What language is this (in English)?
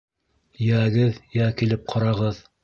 Bashkir